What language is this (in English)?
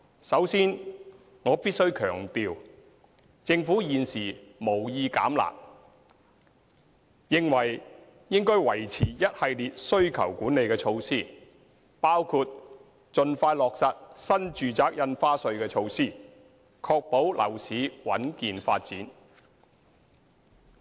Cantonese